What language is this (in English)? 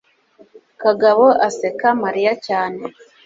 Kinyarwanda